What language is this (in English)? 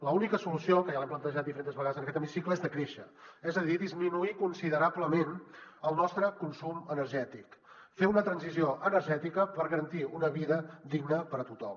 Catalan